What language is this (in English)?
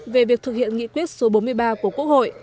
Vietnamese